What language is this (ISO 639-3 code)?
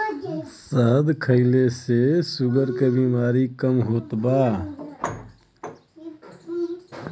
bho